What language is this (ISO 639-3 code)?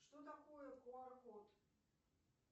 rus